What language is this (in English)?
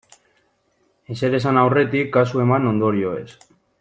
Basque